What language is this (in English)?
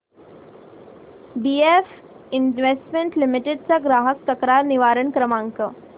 Marathi